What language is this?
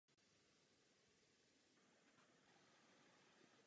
Czech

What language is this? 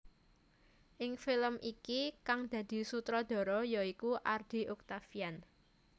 Javanese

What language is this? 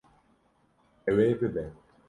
Kurdish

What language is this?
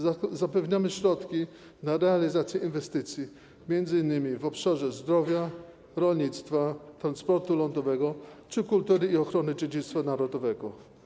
Polish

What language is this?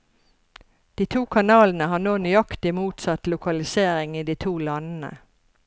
Norwegian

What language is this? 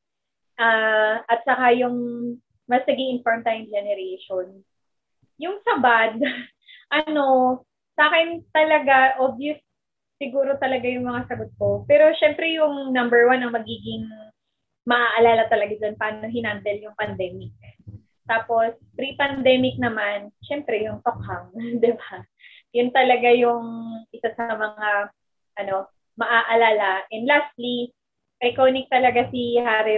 Filipino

